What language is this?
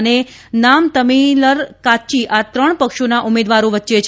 Gujarati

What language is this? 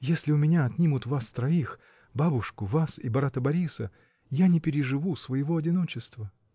Russian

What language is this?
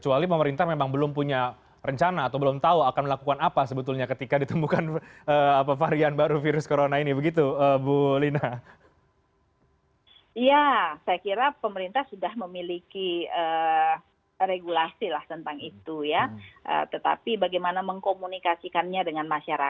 Indonesian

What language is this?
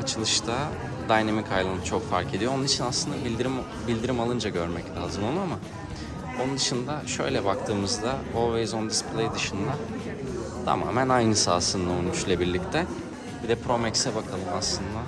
Turkish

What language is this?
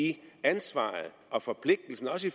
Danish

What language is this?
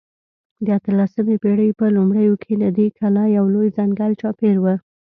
Pashto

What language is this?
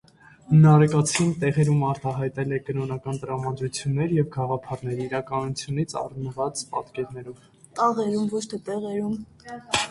Armenian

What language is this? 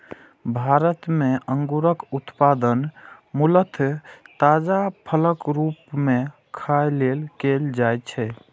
Maithili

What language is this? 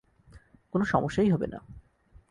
Bangla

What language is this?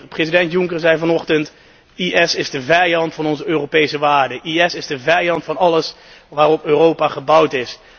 Dutch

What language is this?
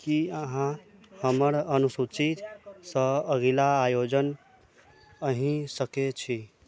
Maithili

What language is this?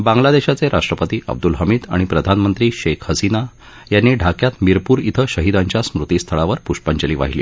Marathi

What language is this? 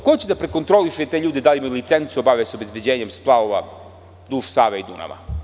Serbian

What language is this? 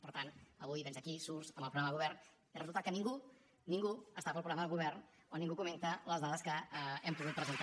Catalan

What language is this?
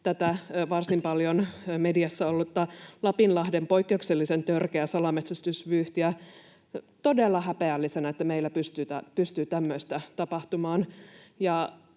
Finnish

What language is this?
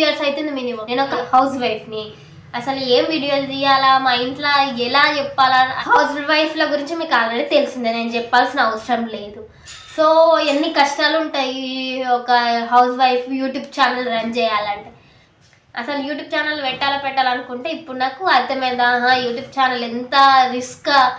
Telugu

